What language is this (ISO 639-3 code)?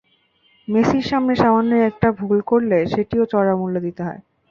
ben